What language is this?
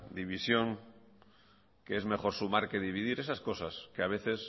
Spanish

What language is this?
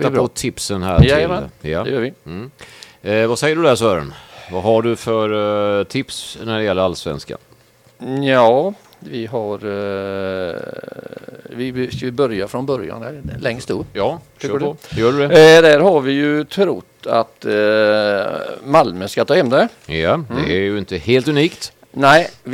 Swedish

